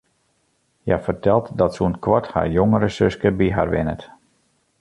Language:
Western Frisian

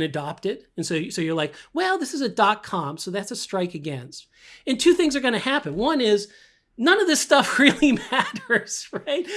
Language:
English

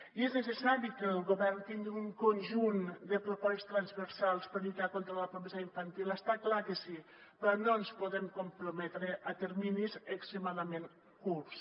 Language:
Catalan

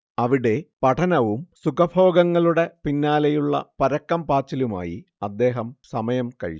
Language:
Malayalam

